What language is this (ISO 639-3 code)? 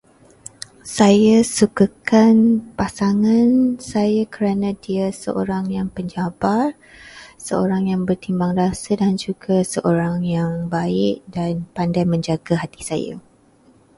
msa